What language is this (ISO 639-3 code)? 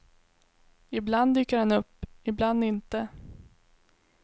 swe